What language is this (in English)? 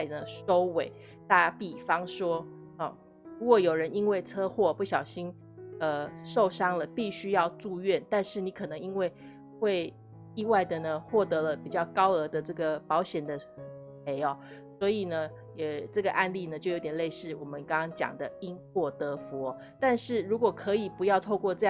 Chinese